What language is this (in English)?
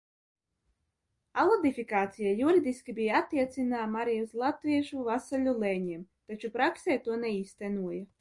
Latvian